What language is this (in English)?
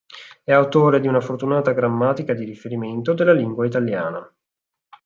Italian